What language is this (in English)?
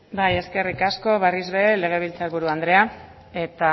Basque